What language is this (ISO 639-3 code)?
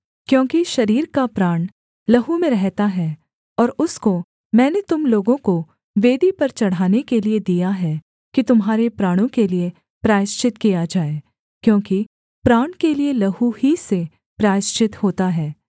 hin